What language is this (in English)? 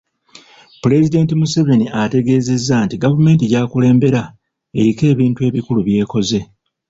Ganda